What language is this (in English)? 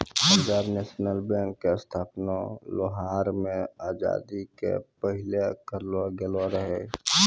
Maithili